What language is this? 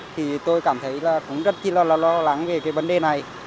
Vietnamese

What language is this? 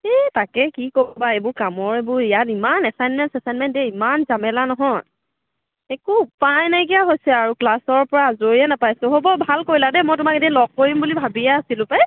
Assamese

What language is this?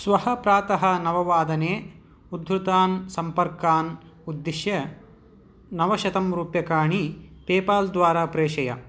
Sanskrit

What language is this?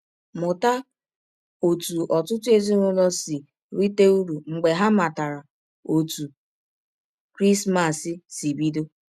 Igbo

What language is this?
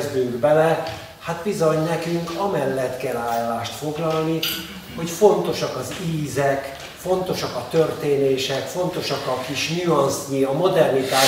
Hungarian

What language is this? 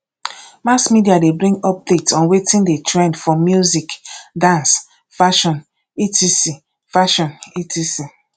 Nigerian Pidgin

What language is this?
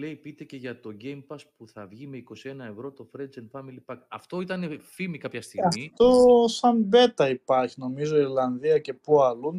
Greek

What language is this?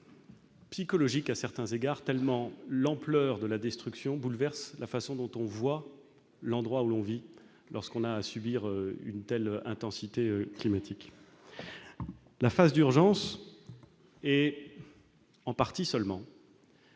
French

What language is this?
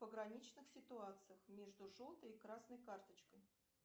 Russian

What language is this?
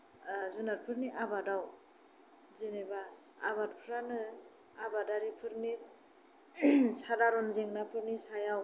Bodo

